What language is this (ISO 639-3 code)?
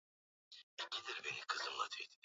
swa